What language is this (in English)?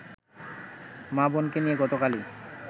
Bangla